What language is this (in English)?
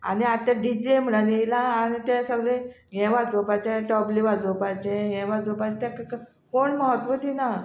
Konkani